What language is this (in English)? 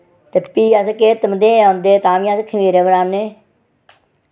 Dogri